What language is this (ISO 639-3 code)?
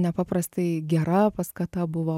lit